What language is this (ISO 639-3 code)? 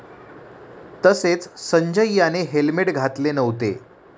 mar